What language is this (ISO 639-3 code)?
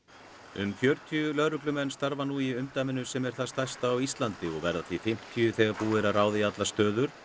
isl